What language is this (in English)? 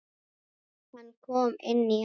Icelandic